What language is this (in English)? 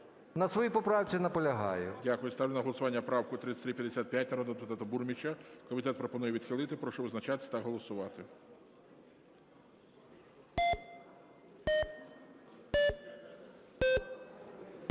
Ukrainian